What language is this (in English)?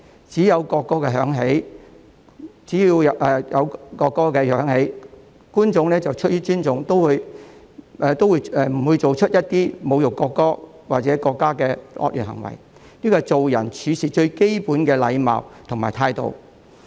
Cantonese